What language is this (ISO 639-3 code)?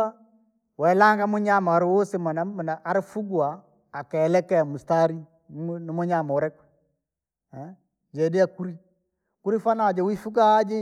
lag